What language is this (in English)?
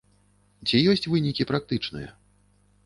Belarusian